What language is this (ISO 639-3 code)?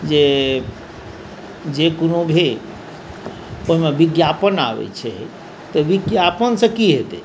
mai